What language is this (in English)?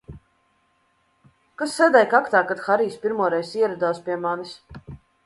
Latvian